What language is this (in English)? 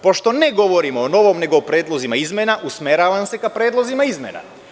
Serbian